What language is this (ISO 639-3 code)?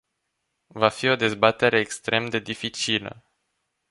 ron